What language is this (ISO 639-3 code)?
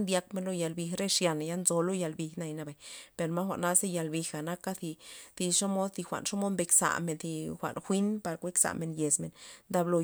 ztp